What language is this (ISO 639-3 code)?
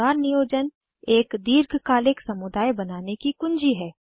hin